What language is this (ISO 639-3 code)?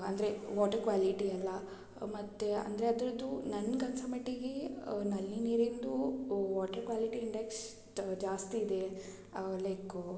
kan